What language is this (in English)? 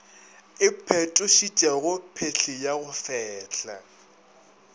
Northern Sotho